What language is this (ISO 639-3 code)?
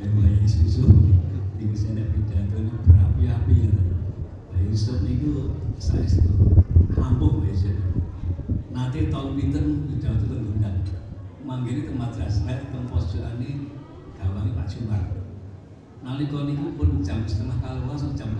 ind